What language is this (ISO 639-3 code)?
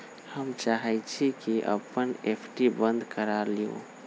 mag